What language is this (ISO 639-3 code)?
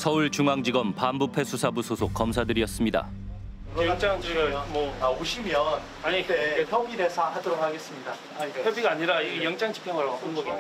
kor